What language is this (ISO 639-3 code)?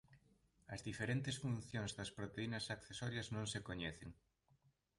glg